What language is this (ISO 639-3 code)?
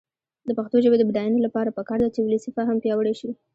pus